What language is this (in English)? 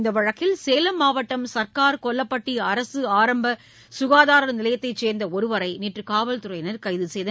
Tamil